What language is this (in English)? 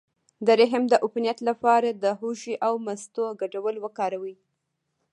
Pashto